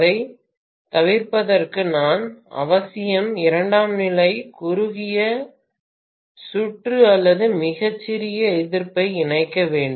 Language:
Tamil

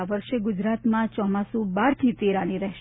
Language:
Gujarati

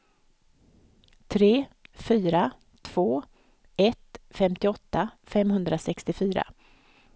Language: Swedish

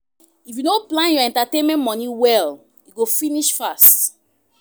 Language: Nigerian Pidgin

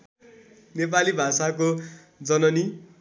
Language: Nepali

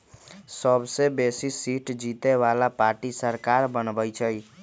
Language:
Magahi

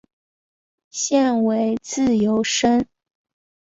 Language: Chinese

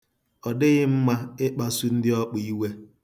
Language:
Igbo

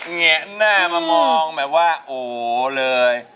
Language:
Thai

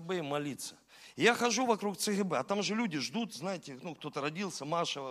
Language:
Russian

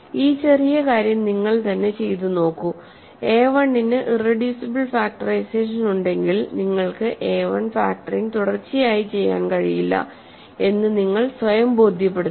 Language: Malayalam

